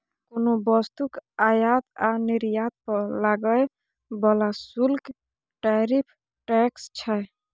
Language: Maithili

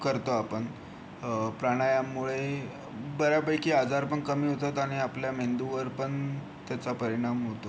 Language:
Marathi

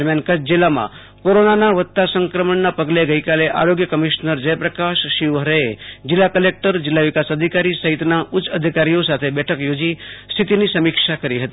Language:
Gujarati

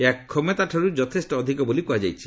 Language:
Odia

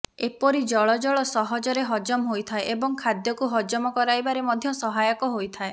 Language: Odia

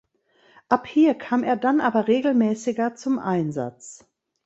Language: German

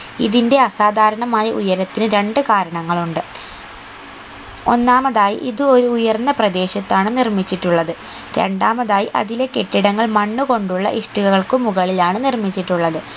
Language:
Malayalam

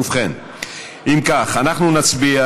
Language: Hebrew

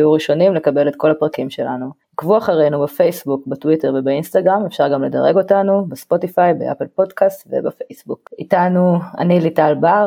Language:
Hebrew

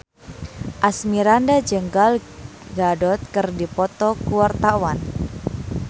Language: Sundanese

